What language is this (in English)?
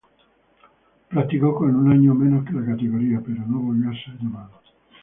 Spanish